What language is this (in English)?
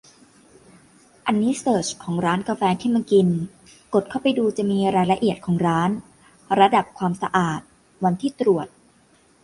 Thai